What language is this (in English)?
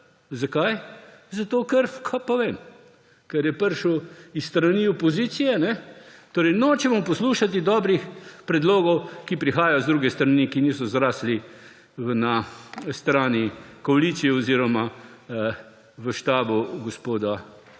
Slovenian